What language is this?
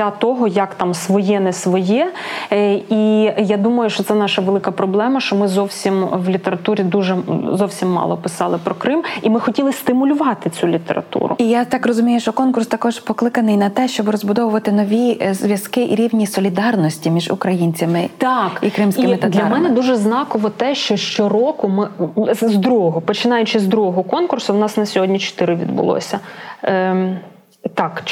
Ukrainian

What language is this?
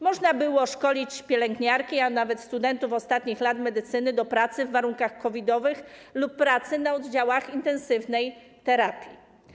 Polish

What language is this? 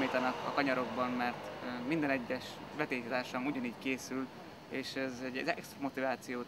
Hungarian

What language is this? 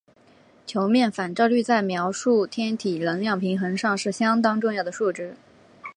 Chinese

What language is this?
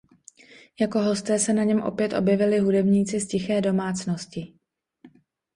Czech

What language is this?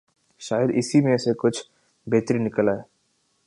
Urdu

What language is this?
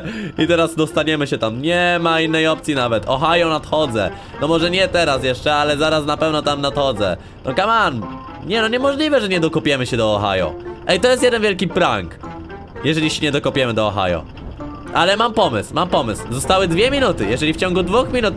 Polish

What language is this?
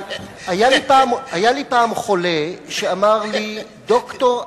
Hebrew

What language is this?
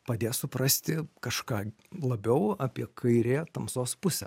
Lithuanian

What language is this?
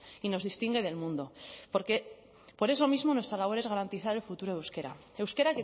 Spanish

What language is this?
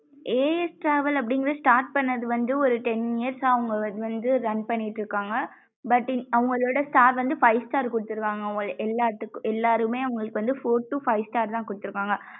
Tamil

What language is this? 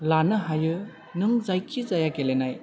Bodo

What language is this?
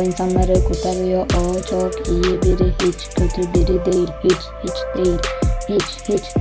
Turkish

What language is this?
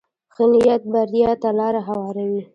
Pashto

